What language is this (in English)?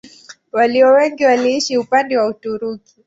Swahili